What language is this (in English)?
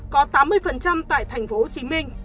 Vietnamese